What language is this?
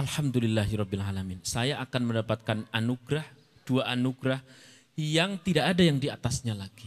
Indonesian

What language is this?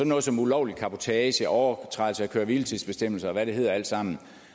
Danish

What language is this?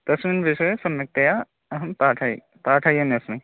Sanskrit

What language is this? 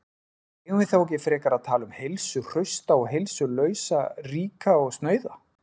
Icelandic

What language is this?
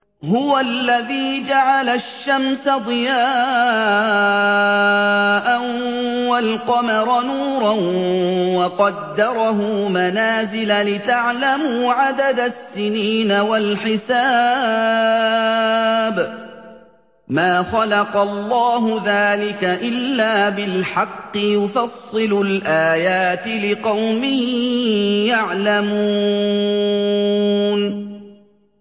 Arabic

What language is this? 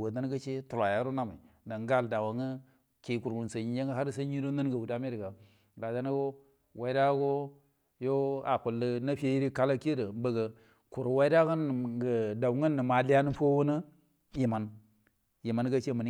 Buduma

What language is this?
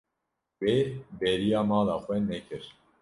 Kurdish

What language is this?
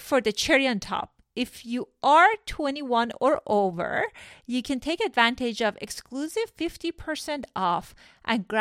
Persian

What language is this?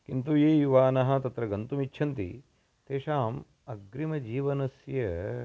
Sanskrit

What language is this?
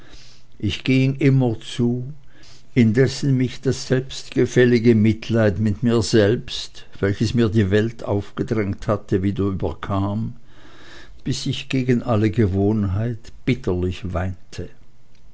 German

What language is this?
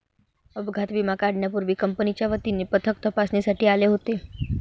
Marathi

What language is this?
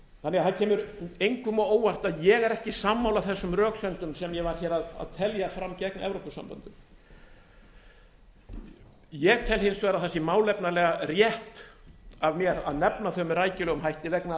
Icelandic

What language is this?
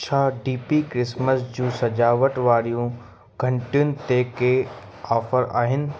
Sindhi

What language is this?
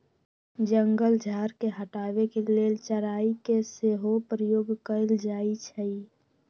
Magahi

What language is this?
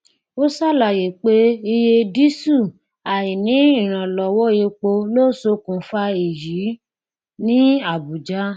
Yoruba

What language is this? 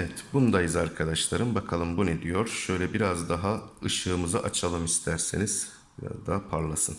Turkish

